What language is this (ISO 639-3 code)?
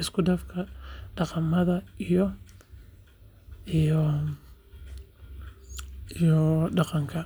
som